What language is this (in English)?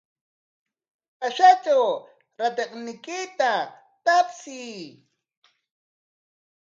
Corongo Ancash Quechua